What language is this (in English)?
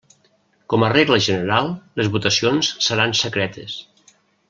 Catalan